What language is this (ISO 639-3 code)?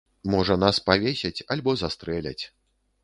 bel